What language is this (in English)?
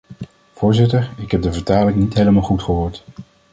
Dutch